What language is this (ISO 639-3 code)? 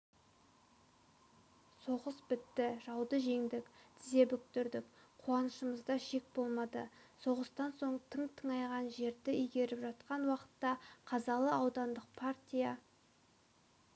kaz